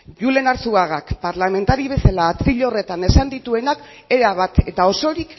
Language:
Basque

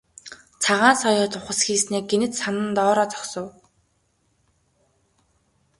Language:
Mongolian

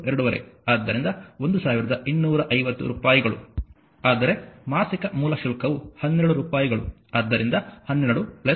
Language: Kannada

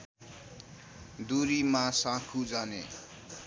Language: Nepali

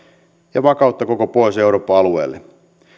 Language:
Finnish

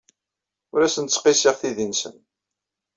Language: Kabyle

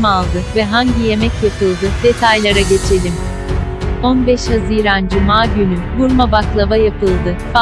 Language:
Turkish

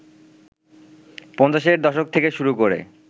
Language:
Bangla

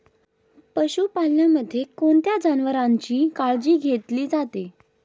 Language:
Marathi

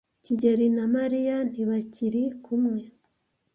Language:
Kinyarwanda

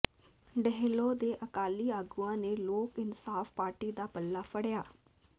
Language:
Punjabi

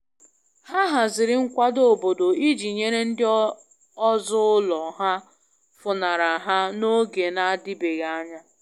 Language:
Igbo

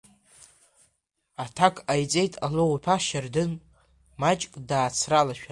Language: Abkhazian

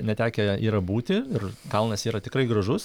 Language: Lithuanian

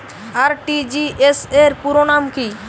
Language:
Bangla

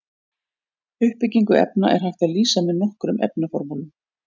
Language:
Icelandic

